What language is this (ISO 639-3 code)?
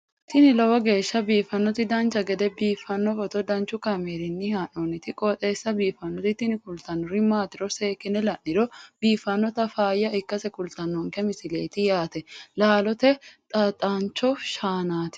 sid